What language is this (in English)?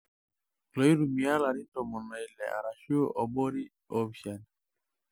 Masai